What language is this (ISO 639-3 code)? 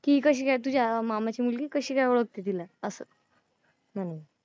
mar